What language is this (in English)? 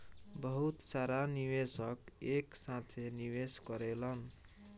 Bhojpuri